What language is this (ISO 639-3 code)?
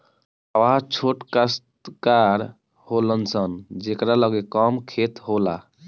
bho